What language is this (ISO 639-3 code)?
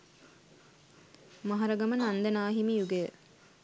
sin